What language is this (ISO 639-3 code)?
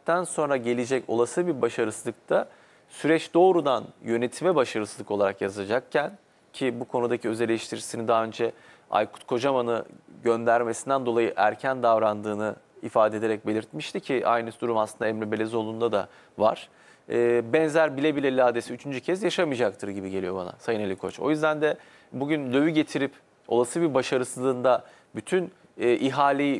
tur